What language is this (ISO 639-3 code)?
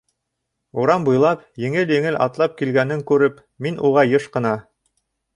bak